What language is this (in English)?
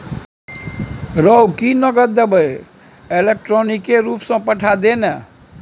Maithili